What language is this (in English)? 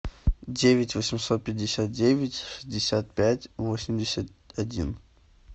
Russian